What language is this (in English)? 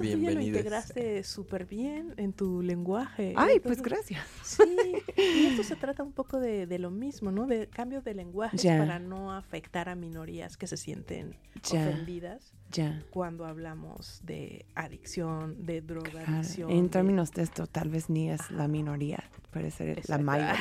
Spanish